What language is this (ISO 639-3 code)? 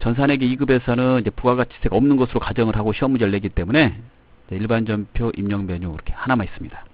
kor